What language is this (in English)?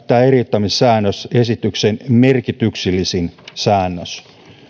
Finnish